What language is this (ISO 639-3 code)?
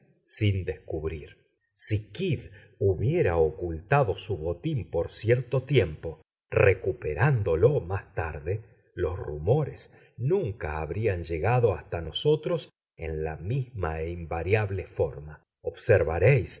spa